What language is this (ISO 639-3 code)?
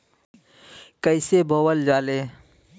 bho